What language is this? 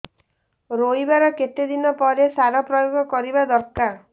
Odia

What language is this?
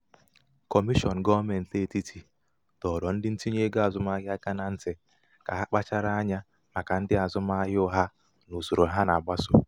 Igbo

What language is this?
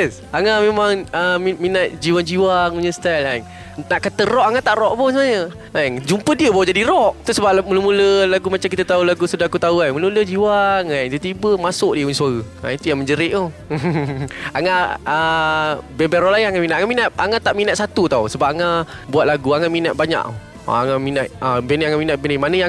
Malay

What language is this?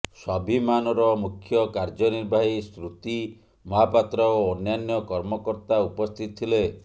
Odia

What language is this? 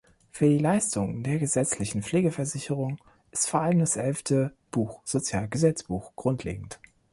German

